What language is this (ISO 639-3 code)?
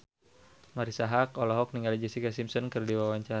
sun